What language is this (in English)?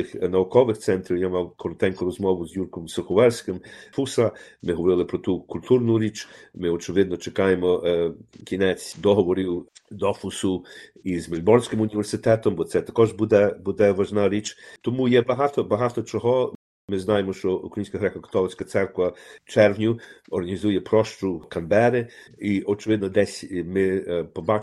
Ukrainian